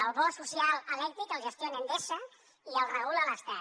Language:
Catalan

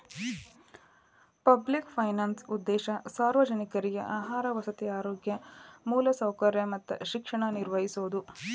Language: Kannada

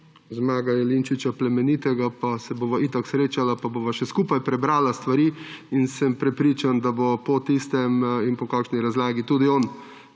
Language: Slovenian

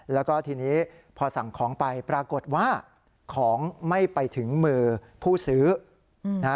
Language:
Thai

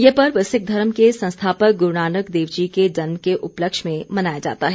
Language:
Hindi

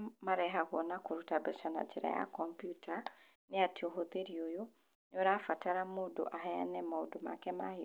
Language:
Kikuyu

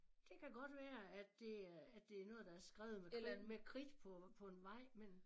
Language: Danish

